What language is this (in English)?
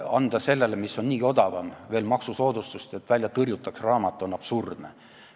Estonian